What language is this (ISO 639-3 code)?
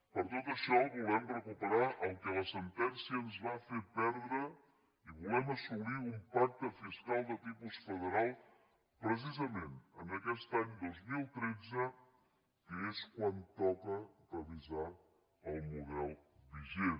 cat